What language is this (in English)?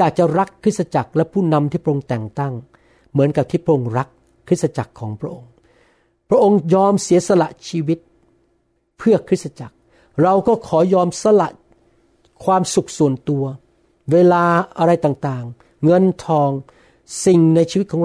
Thai